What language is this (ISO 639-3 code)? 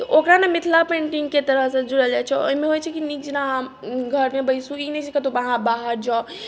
mai